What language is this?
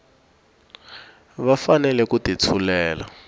Tsonga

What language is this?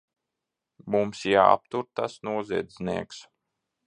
Latvian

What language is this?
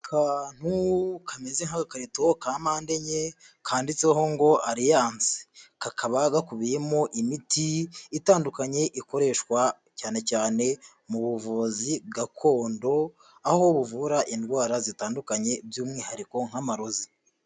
Kinyarwanda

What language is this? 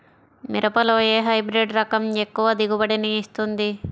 Telugu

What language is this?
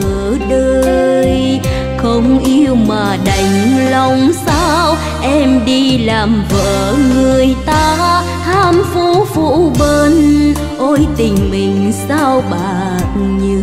Vietnamese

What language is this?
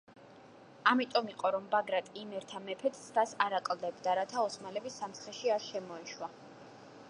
Georgian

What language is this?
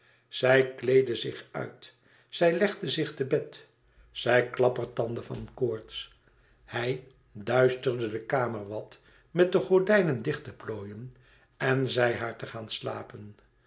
Dutch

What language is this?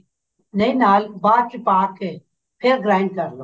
Punjabi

